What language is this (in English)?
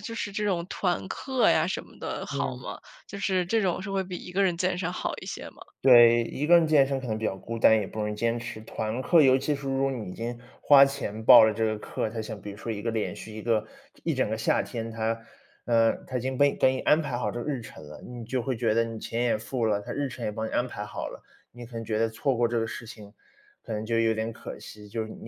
Chinese